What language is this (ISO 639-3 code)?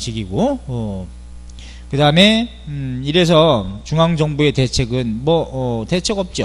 kor